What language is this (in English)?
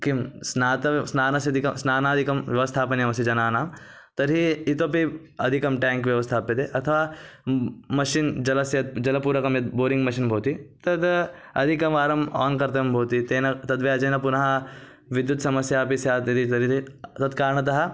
Sanskrit